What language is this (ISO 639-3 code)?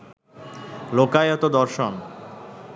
ben